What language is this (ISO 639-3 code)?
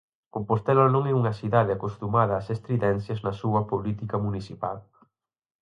glg